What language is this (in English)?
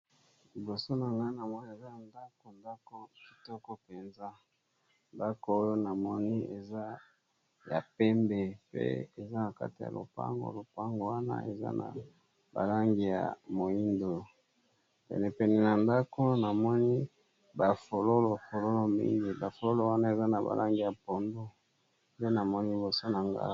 Lingala